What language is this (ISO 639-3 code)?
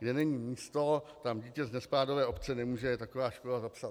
ces